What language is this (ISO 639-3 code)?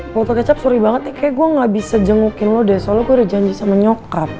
ind